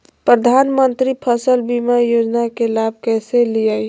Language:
Magahi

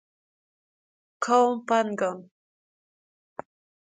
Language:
Persian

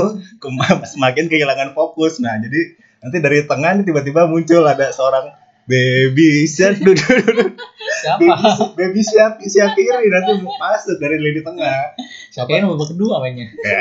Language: Indonesian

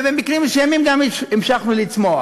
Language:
Hebrew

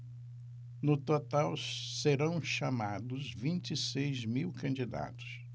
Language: Portuguese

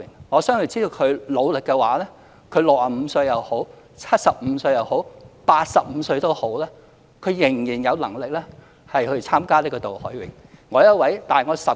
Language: Cantonese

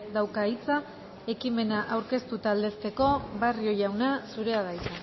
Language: Basque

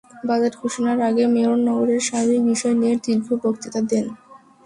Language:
Bangla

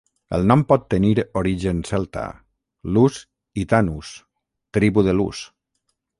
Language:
Catalan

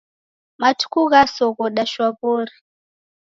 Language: Taita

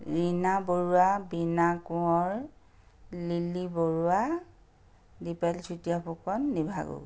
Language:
Assamese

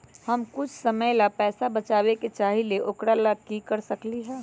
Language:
Magahi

